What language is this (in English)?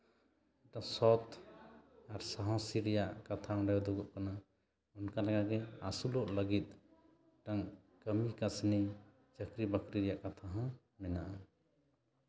Santali